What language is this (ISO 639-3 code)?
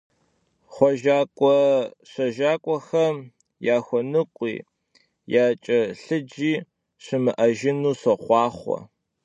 kbd